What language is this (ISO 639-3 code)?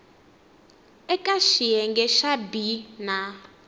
tso